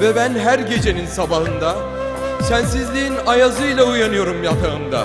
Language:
Turkish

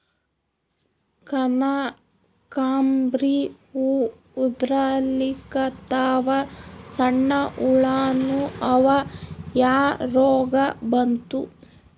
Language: Kannada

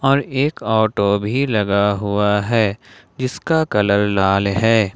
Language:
Hindi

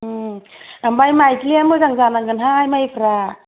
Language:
Bodo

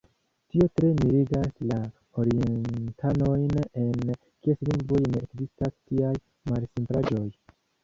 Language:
Esperanto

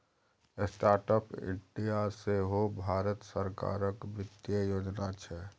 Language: Maithili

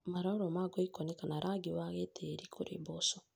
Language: Kikuyu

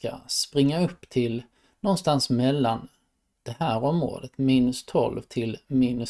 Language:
Swedish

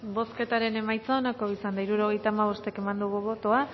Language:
Basque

